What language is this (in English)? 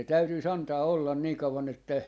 Finnish